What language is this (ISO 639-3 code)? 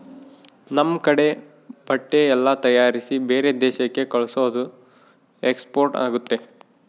kan